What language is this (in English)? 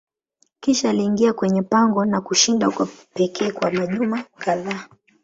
Swahili